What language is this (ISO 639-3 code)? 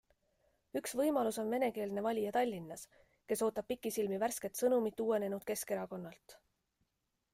est